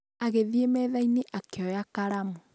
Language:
Kikuyu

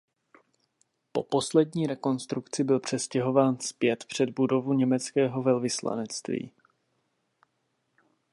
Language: Czech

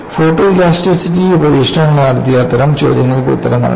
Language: Malayalam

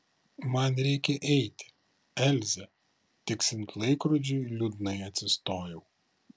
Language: Lithuanian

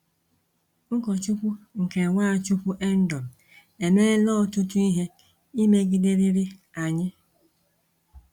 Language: Igbo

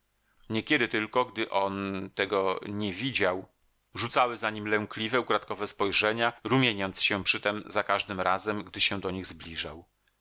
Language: Polish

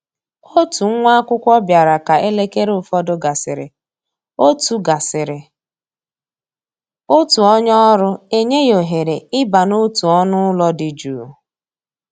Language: Igbo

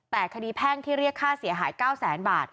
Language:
Thai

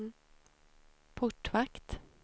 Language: Swedish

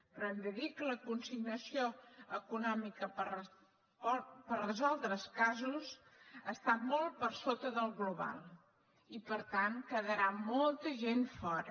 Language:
Catalan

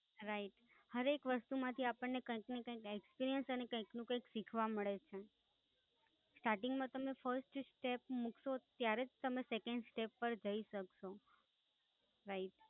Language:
Gujarati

